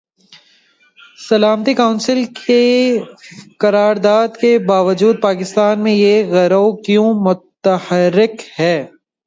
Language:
Urdu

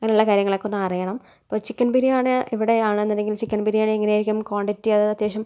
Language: Malayalam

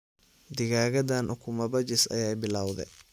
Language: Somali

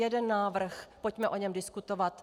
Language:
Czech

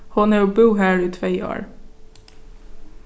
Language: Faroese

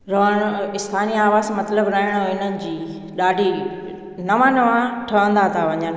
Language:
Sindhi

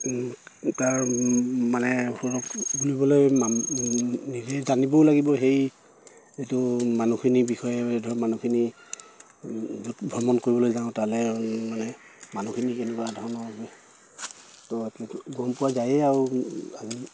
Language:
Assamese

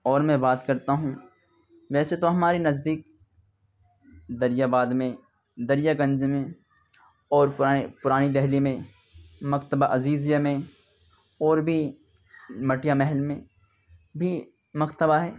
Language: Urdu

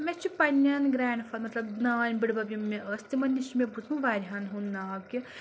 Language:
Kashmiri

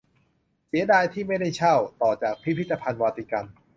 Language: Thai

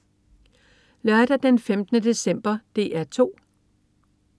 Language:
Danish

